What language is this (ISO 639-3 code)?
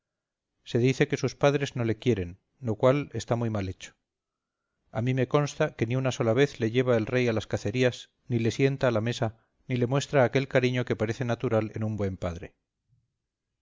spa